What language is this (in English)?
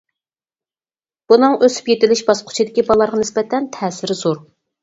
Uyghur